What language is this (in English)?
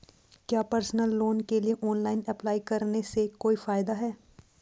Hindi